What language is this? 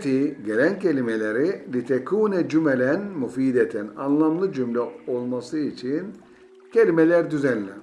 Turkish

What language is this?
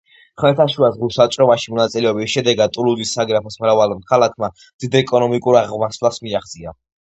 Georgian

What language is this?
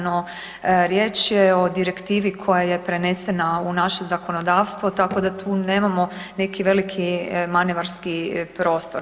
Croatian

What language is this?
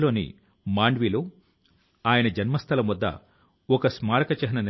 Telugu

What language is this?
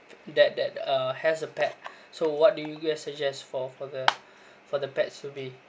English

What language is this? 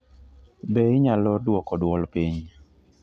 Luo (Kenya and Tanzania)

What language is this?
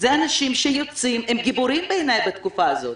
Hebrew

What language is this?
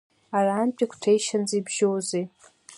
Abkhazian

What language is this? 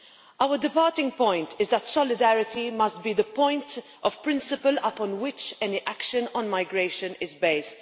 English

